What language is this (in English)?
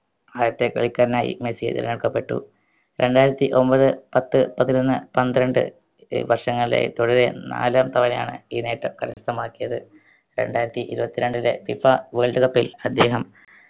Malayalam